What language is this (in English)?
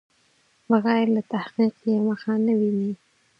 Pashto